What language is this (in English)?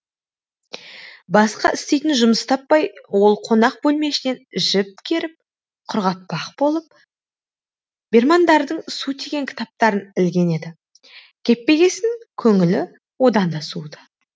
Kazakh